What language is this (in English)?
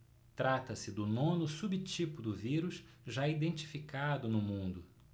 Portuguese